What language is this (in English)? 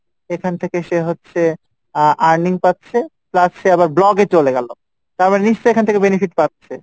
Bangla